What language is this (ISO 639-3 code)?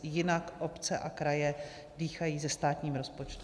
ces